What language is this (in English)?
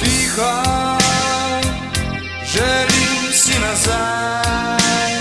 Slovenian